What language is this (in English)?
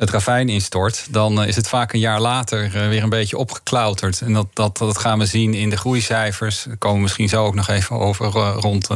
Dutch